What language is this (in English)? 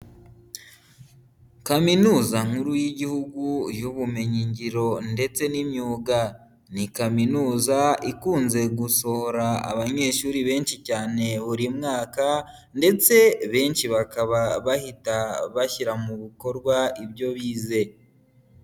Kinyarwanda